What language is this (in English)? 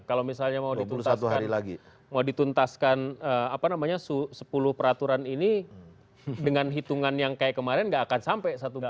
Indonesian